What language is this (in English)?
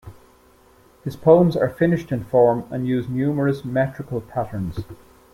English